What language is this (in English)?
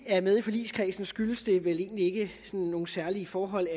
Danish